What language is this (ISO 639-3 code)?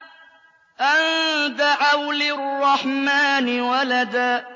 ara